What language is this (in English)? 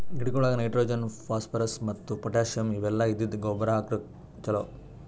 Kannada